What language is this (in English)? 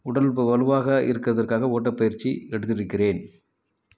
Tamil